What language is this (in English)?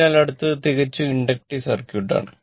Malayalam